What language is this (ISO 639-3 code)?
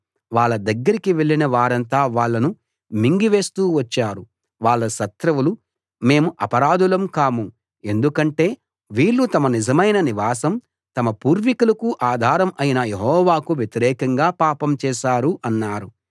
tel